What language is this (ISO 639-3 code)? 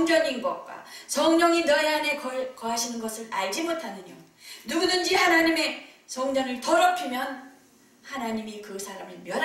kor